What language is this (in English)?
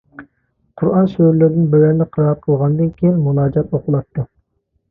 Uyghur